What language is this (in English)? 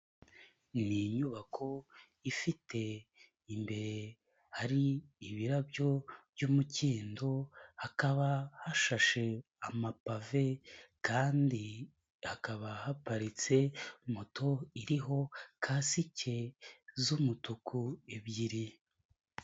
Kinyarwanda